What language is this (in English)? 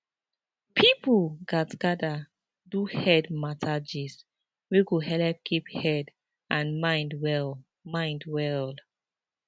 Nigerian Pidgin